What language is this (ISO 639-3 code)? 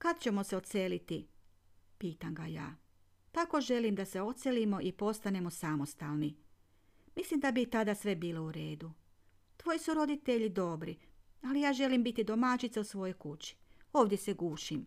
hrv